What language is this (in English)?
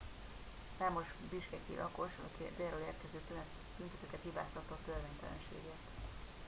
Hungarian